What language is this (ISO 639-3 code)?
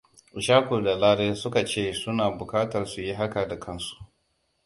hau